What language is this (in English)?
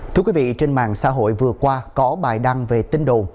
Vietnamese